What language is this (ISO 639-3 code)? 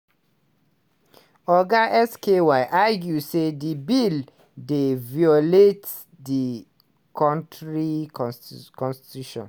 pcm